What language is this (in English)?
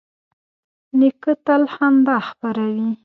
Pashto